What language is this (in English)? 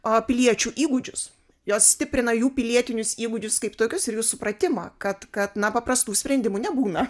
Lithuanian